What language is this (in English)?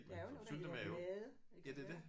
Danish